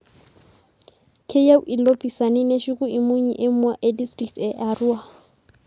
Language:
Masai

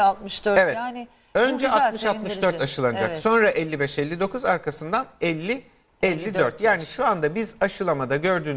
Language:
Turkish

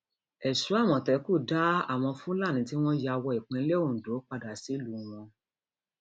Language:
Yoruba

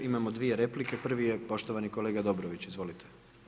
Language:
Croatian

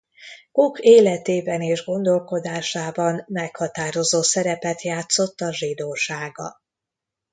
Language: Hungarian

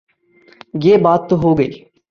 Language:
Urdu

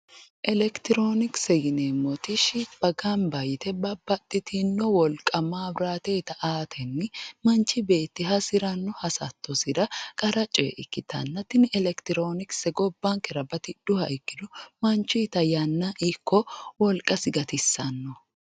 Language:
Sidamo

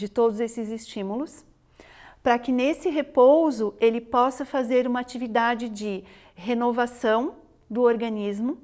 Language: Portuguese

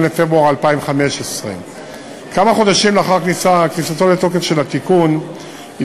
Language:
Hebrew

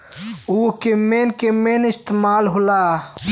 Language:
Bhojpuri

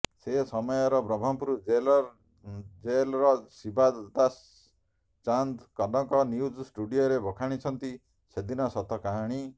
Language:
Odia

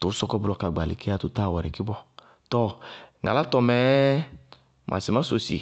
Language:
Bago-Kusuntu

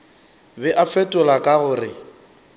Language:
Northern Sotho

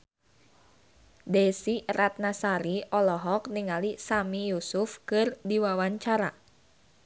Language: Sundanese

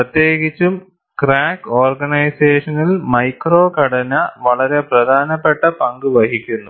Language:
Malayalam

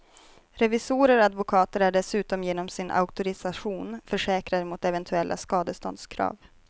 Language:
Swedish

